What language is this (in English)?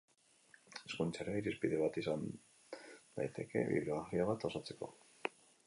Basque